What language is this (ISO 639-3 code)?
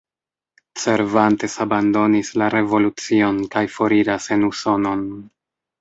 epo